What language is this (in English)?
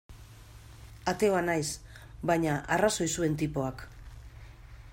Basque